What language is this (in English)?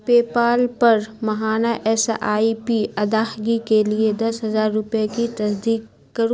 Urdu